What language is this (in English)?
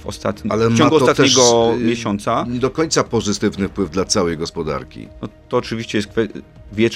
Polish